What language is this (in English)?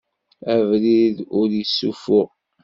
Kabyle